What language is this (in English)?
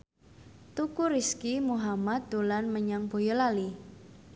Javanese